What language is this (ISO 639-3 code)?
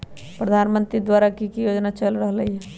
mag